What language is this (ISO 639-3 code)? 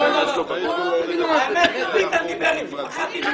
heb